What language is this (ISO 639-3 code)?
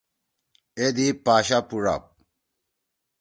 trw